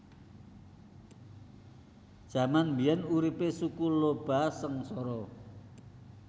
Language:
Javanese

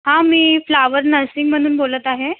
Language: Marathi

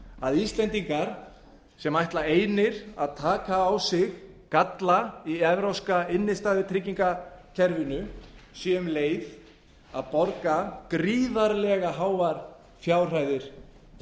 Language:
Icelandic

